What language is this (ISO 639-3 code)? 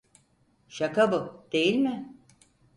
tur